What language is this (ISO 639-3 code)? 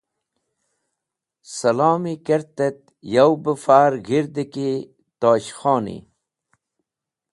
wbl